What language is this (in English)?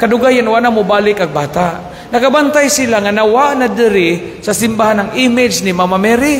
Filipino